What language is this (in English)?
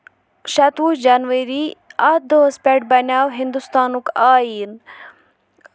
Kashmiri